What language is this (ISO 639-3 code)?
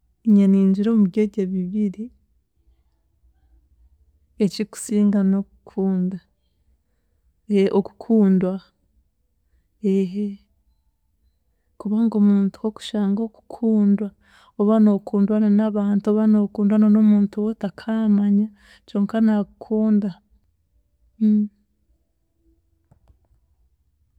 cgg